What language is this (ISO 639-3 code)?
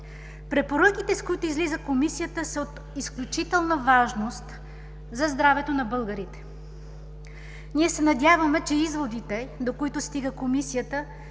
bul